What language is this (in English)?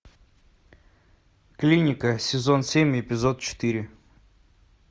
Russian